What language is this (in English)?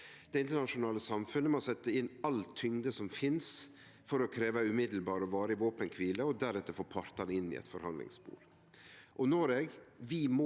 Norwegian